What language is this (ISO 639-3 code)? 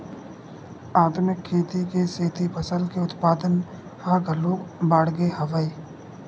hne